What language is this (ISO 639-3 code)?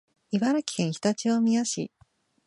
jpn